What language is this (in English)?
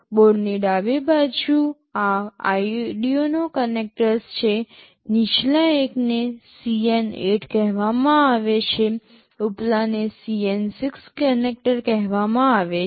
Gujarati